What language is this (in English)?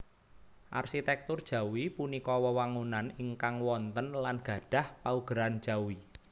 Javanese